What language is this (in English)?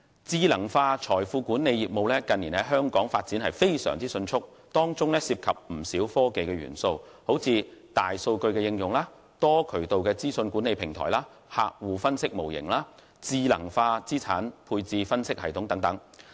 Cantonese